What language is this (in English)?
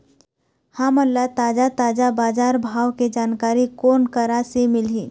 Chhattisgarhi